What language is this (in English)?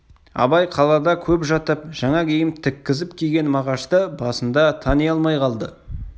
Kazakh